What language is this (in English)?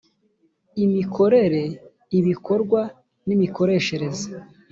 Kinyarwanda